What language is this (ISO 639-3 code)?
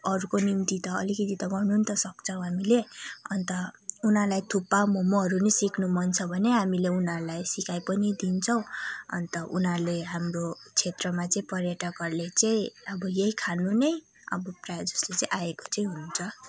nep